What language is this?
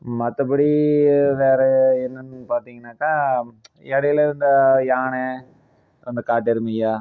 Tamil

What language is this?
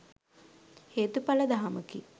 Sinhala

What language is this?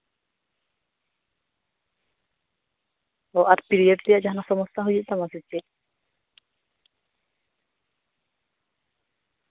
Santali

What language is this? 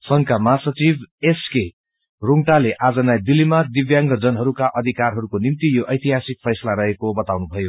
Nepali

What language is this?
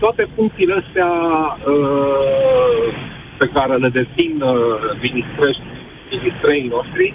Romanian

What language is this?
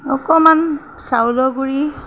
Assamese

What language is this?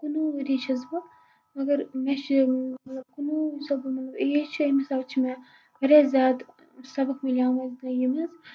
Kashmiri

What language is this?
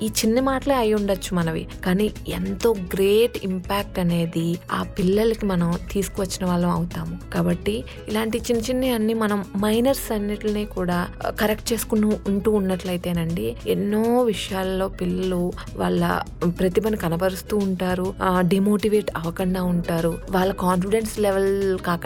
Telugu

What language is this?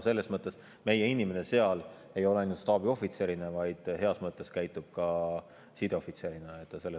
Estonian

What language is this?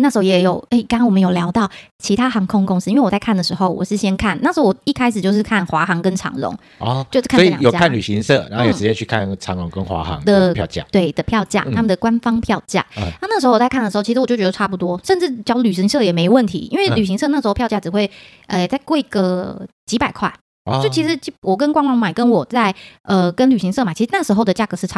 Chinese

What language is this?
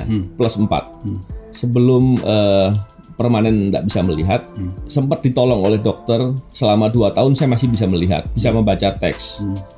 Indonesian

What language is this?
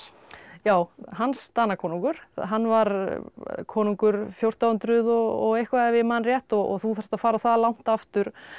Icelandic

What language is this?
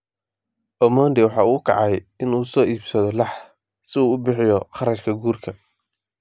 Somali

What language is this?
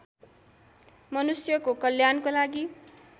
Nepali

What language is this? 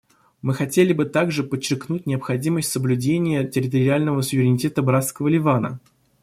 Russian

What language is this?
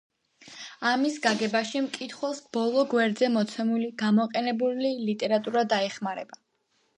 Georgian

